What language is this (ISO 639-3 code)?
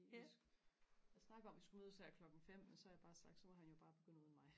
dan